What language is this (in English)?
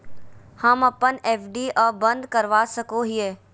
Magahi